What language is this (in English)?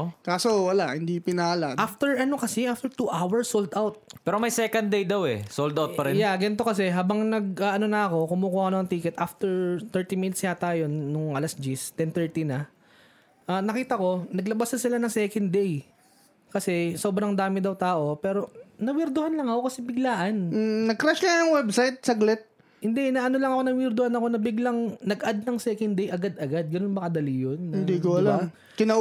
Filipino